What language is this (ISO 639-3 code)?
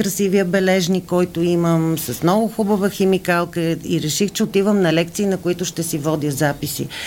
bul